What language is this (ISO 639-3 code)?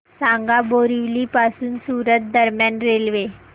mar